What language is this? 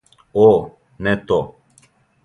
Serbian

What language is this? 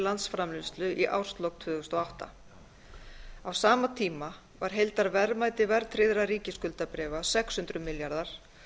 Icelandic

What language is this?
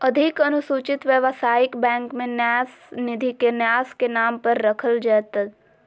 Magahi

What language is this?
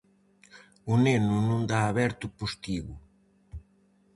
Galician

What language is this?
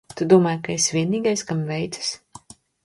Latvian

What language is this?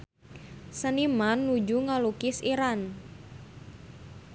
Sundanese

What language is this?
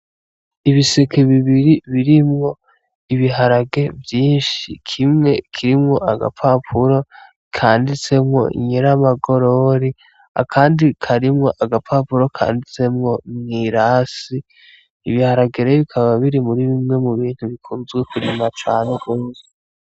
Rundi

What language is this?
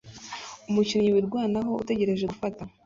Kinyarwanda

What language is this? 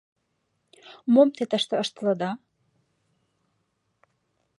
Mari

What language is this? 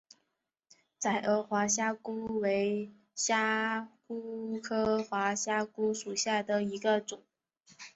Chinese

